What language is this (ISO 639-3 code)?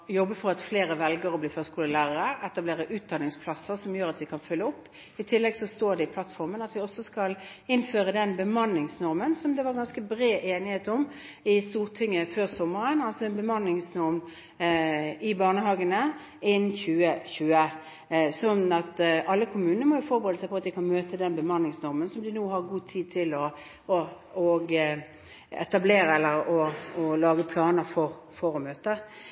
nob